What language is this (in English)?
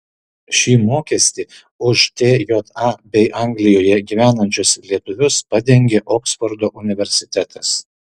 Lithuanian